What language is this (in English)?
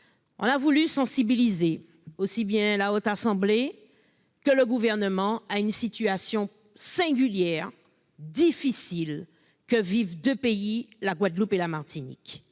French